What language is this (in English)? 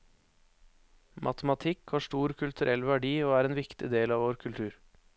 Norwegian